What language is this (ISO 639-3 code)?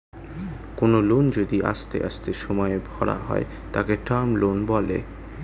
ben